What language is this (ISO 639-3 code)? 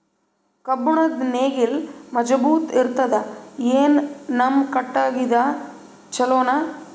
kan